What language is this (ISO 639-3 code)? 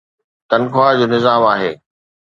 snd